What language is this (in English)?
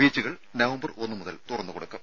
Malayalam